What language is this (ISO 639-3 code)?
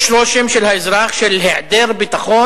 heb